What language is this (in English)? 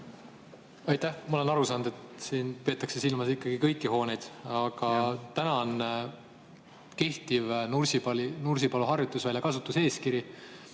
Estonian